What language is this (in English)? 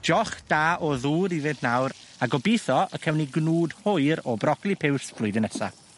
Welsh